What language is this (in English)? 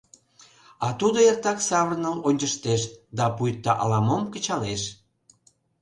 Mari